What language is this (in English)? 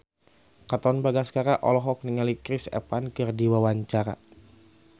Sundanese